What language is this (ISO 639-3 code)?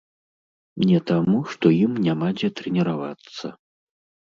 bel